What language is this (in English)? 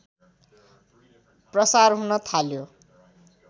Nepali